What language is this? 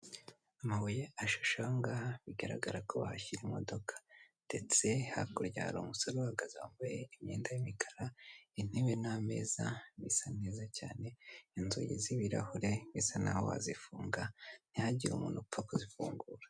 Kinyarwanda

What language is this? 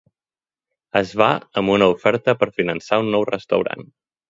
Catalan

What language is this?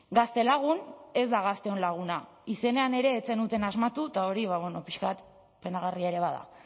Basque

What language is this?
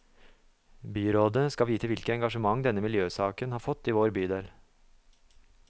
Norwegian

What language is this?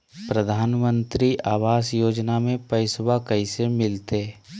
Magahi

